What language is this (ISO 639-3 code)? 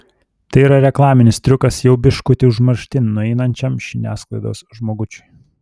lit